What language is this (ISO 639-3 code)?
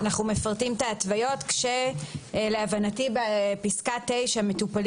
heb